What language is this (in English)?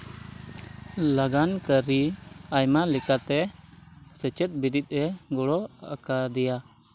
Santali